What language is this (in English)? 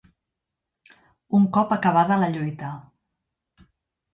Catalan